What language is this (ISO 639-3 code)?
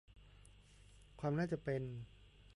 tha